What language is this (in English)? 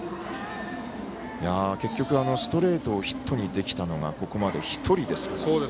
Japanese